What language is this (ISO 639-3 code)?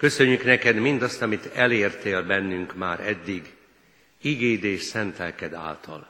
hun